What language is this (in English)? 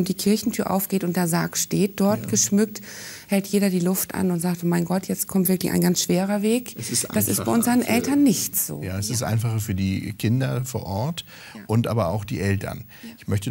German